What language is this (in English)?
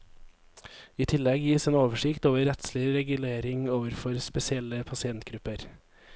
Norwegian